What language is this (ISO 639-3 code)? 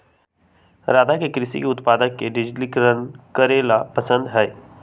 mag